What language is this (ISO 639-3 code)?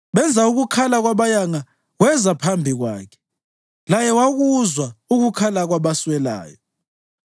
nde